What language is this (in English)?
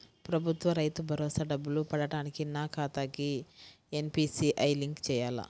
Telugu